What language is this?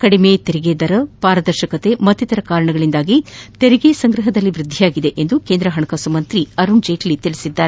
Kannada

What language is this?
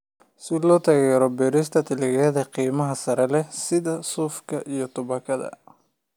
Somali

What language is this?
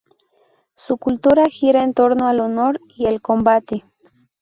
Spanish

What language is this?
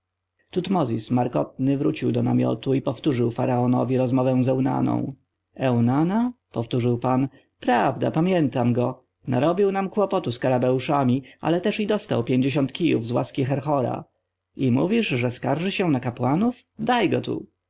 Polish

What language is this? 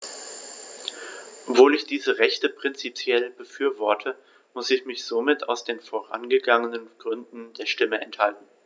German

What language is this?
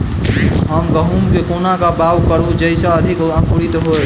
Maithili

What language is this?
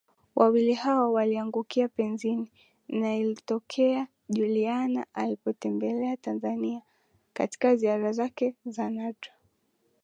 Swahili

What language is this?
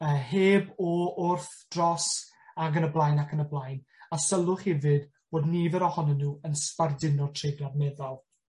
Welsh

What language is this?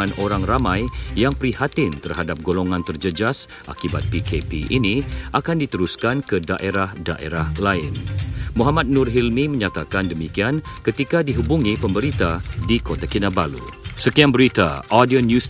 Malay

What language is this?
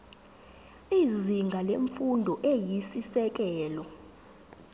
Zulu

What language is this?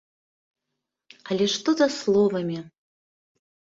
Belarusian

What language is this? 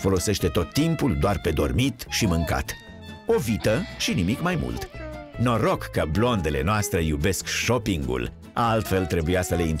Romanian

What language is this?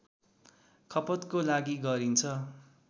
Nepali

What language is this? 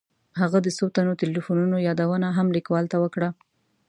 Pashto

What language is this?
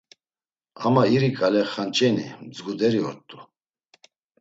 Laz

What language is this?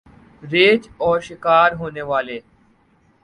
Urdu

